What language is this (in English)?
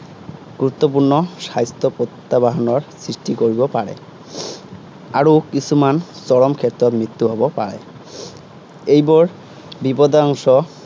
Assamese